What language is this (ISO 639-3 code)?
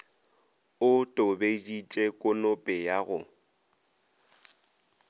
nso